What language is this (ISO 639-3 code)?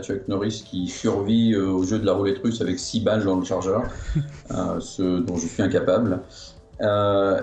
fra